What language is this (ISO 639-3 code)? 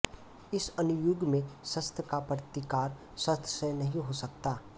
hin